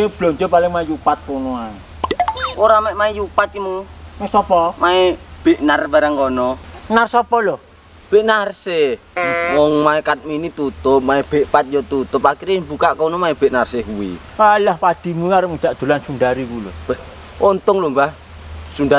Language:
Indonesian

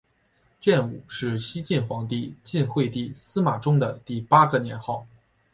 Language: Chinese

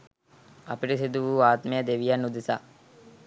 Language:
Sinhala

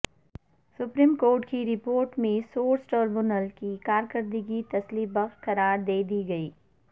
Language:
Urdu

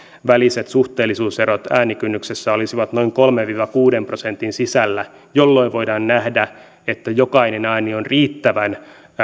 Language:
Finnish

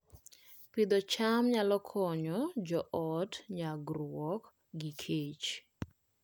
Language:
Luo (Kenya and Tanzania)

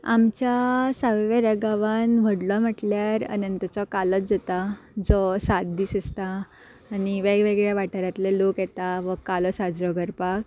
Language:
Konkani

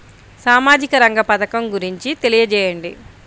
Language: Telugu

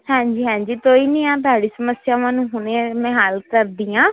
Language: Punjabi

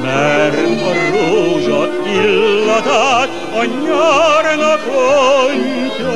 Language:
Hungarian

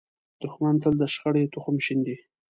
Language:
Pashto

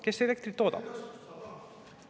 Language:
Estonian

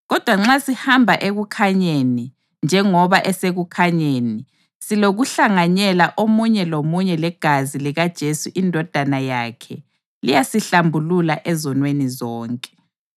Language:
North Ndebele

